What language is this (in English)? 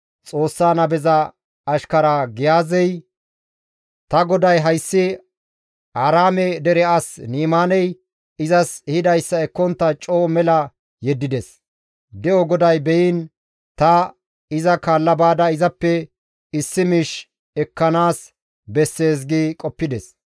Gamo